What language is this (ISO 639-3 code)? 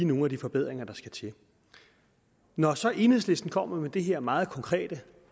dan